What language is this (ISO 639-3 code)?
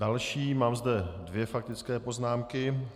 ces